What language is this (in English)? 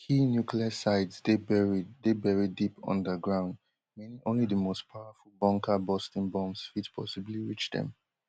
Nigerian Pidgin